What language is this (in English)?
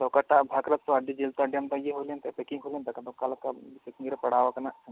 Santali